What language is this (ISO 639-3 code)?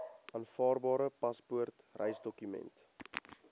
afr